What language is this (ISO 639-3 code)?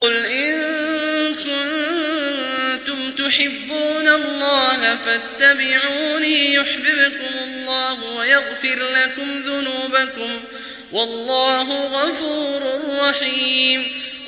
ara